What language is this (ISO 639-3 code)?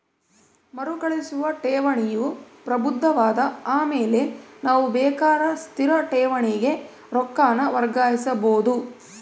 kan